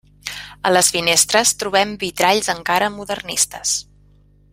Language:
Catalan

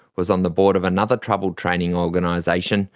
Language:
English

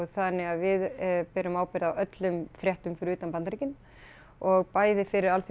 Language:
Icelandic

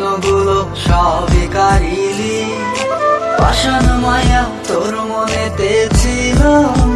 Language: Turkish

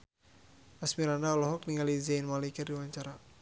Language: Sundanese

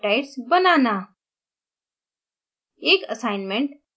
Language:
Hindi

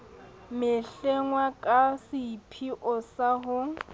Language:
Southern Sotho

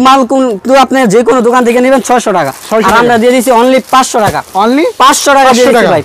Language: Bangla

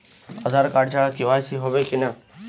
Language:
Bangla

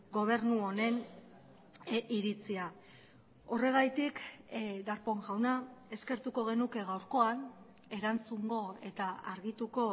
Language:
Basque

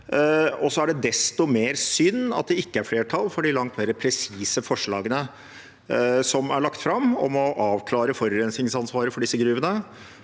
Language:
Norwegian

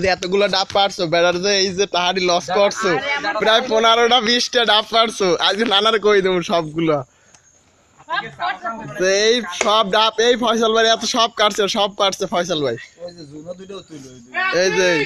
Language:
Romanian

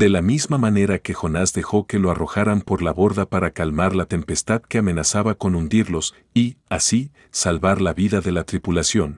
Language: Spanish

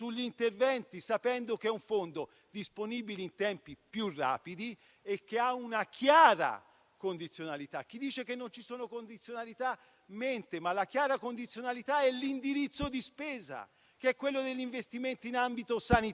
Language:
Italian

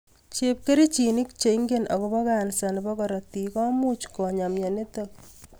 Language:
Kalenjin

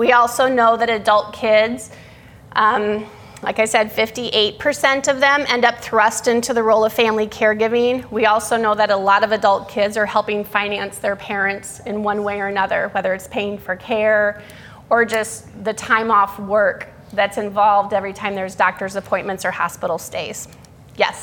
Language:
English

